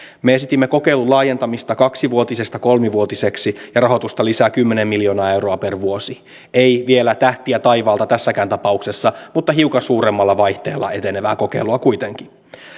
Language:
Finnish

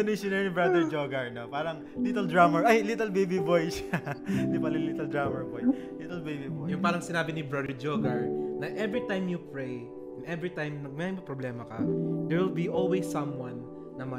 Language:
Filipino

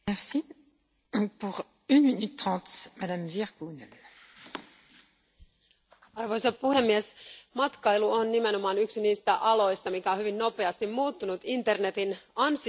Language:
Finnish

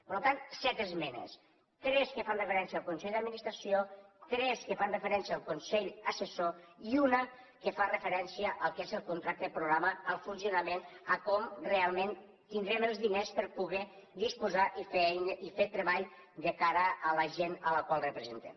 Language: Catalan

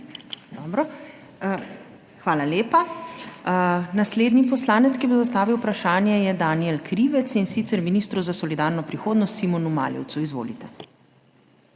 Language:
Slovenian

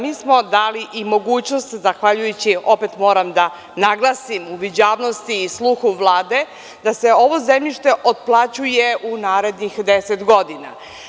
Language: Serbian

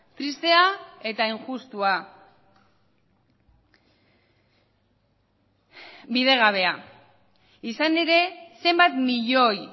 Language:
Basque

